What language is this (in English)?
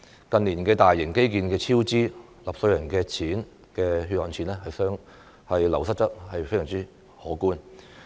Cantonese